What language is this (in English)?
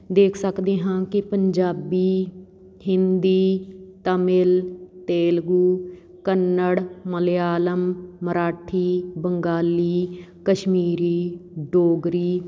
Punjabi